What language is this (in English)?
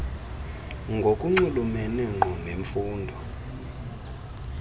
Xhosa